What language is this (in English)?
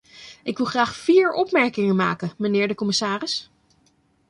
Dutch